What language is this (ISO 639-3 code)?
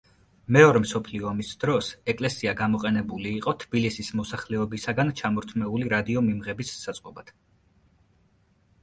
kat